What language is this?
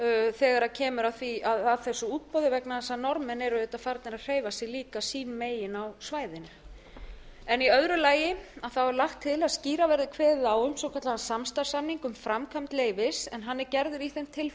Icelandic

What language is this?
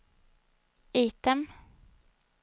Swedish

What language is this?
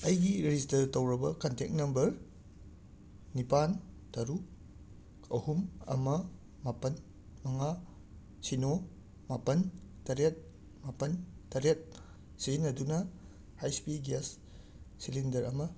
Manipuri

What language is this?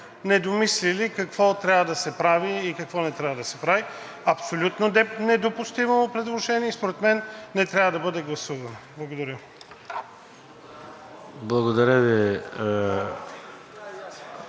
Bulgarian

